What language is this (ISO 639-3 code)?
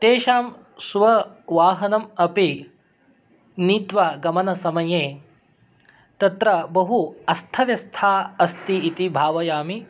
san